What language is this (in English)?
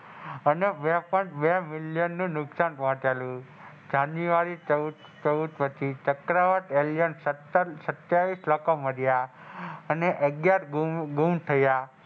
Gujarati